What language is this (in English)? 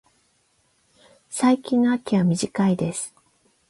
Japanese